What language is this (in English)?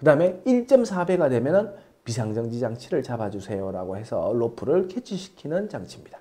Korean